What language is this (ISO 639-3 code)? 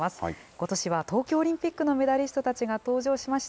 jpn